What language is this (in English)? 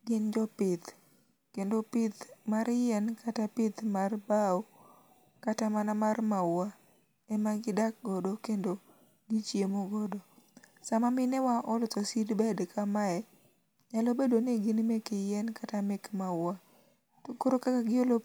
Luo (Kenya and Tanzania)